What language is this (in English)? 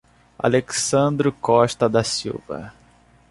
Portuguese